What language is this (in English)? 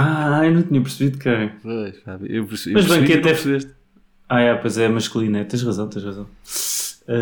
Portuguese